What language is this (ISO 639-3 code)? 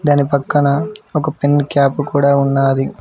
tel